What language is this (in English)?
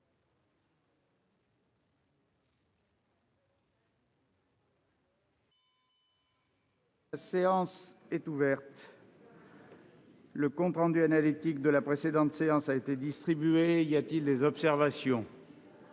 French